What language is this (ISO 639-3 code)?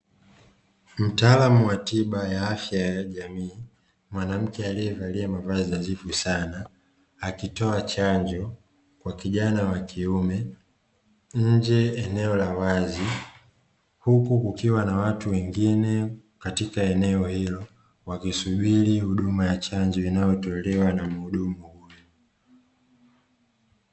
swa